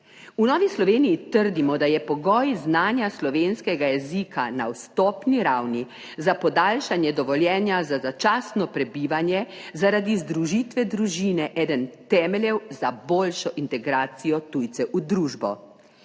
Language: Slovenian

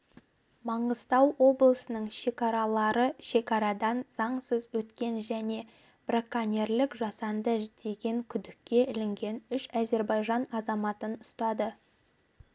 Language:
Kazakh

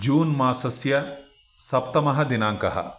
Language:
Sanskrit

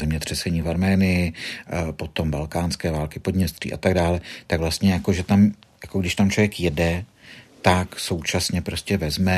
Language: Czech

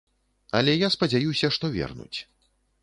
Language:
Belarusian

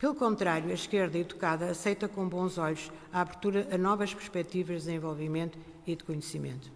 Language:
Portuguese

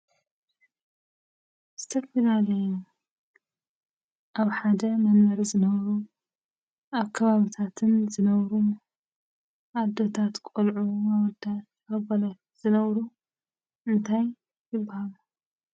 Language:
Tigrinya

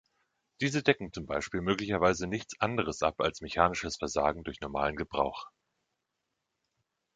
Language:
German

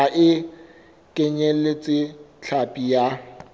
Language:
Southern Sotho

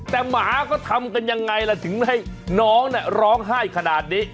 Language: Thai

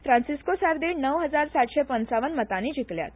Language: Konkani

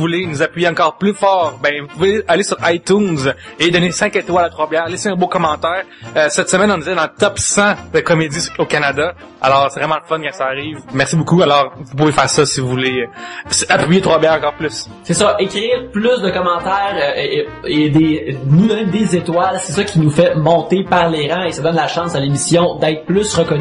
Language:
French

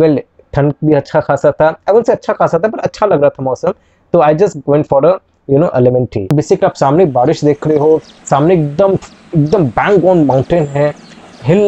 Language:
Hindi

